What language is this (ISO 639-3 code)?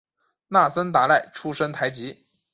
zho